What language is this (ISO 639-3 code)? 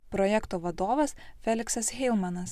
lit